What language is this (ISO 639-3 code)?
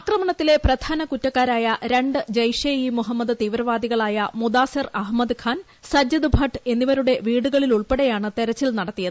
mal